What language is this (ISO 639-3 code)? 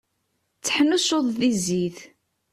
kab